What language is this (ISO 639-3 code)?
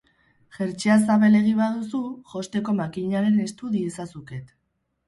eus